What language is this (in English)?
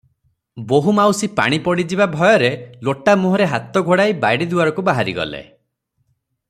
Odia